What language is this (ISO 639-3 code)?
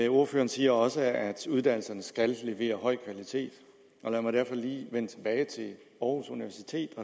dan